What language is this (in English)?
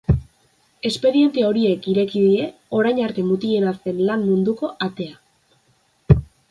Basque